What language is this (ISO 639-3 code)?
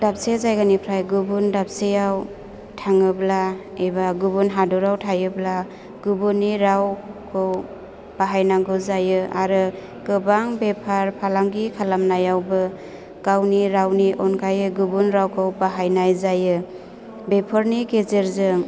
brx